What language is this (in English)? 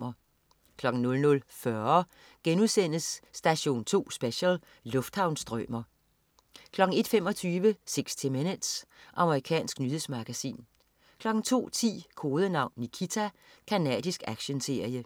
Danish